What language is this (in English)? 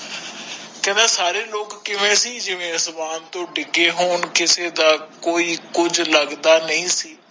Punjabi